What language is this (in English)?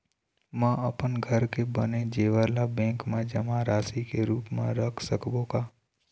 Chhattisgarhi